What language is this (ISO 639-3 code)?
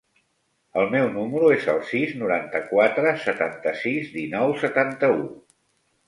cat